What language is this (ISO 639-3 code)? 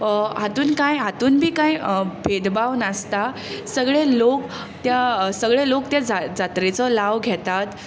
kok